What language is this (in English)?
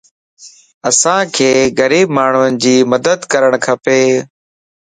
Lasi